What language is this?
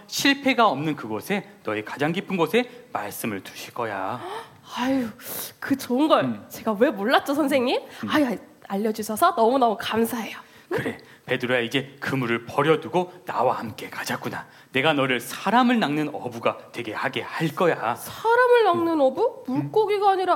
Korean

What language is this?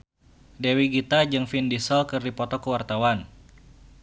Sundanese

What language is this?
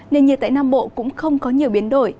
Vietnamese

